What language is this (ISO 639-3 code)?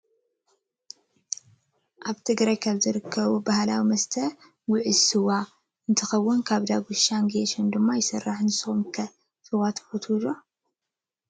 tir